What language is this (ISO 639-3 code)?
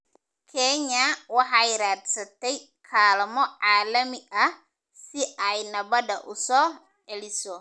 som